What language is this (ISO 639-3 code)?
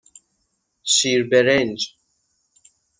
fas